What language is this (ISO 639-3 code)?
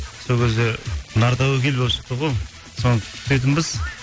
kaz